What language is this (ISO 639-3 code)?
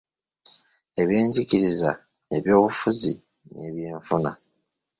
lug